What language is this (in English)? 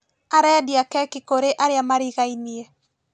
Kikuyu